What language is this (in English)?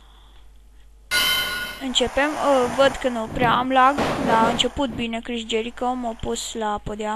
Romanian